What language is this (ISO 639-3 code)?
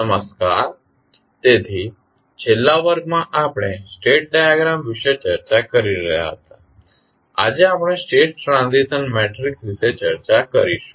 guj